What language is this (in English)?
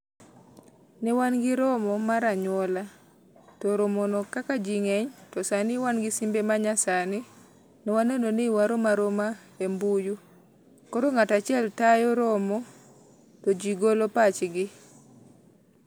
Luo (Kenya and Tanzania)